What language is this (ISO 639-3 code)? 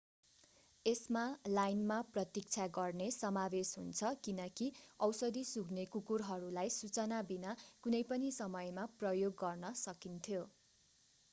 nep